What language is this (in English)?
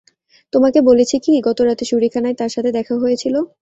Bangla